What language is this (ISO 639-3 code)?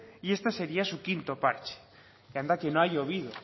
spa